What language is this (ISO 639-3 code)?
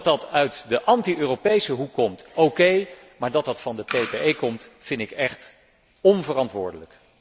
nld